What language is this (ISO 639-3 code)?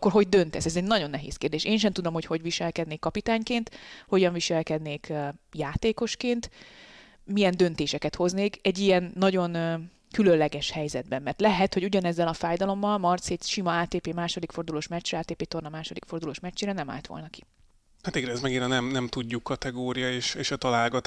hun